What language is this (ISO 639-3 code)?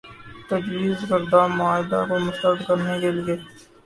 urd